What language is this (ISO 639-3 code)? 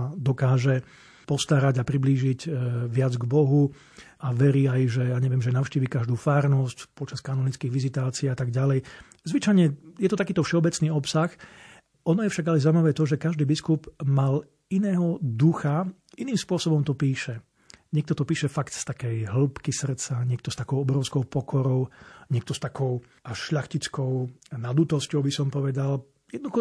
slk